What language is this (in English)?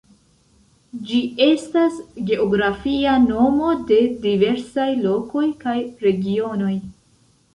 Esperanto